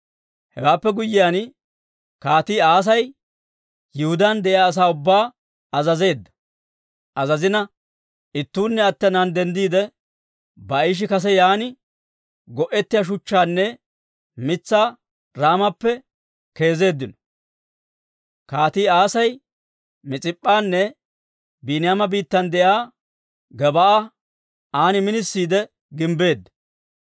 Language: Dawro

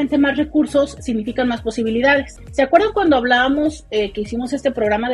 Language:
Spanish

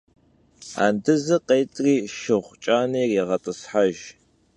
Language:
Kabardian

